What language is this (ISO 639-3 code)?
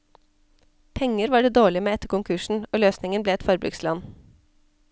nor